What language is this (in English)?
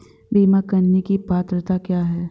Hindi